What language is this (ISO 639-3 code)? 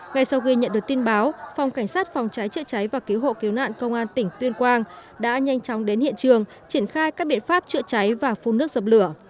vie